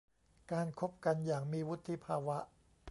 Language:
Thai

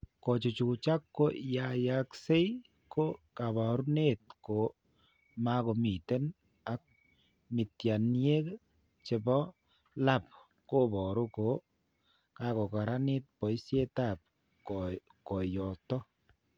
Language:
Kalenjin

